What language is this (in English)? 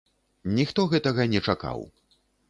Belarusian